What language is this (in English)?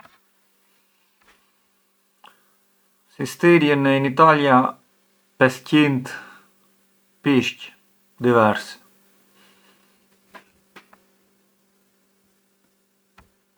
Arbëreshë Albanian